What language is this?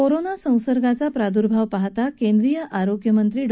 Marathi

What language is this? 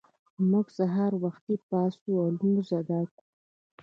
Pashto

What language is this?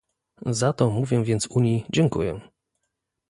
Polish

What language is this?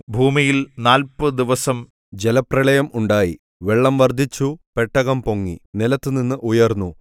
Malayalam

